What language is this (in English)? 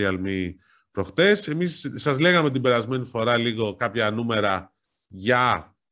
Greek